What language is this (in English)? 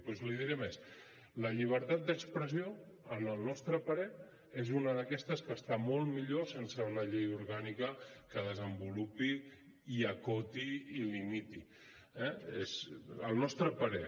Catalan